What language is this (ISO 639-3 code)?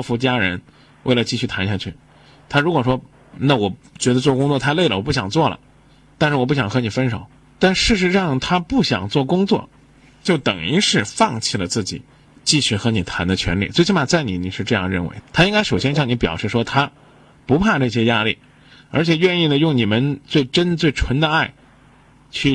zho